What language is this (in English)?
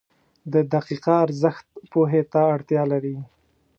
Pashto